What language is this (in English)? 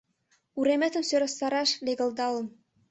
Mari